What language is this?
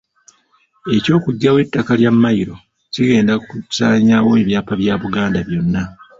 Ganda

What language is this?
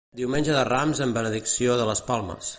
Catalan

